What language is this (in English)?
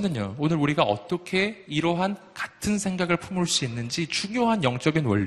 Korean